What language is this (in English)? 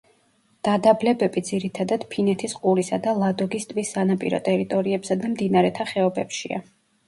Georgian